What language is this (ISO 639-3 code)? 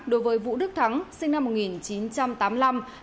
vie